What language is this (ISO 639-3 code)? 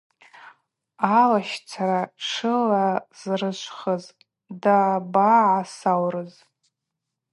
abq